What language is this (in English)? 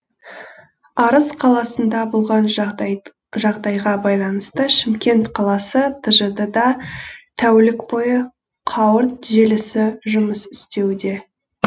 Kazakh